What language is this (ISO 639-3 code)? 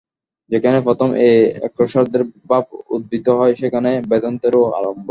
ben